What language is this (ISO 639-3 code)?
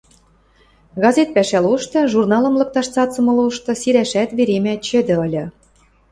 mrj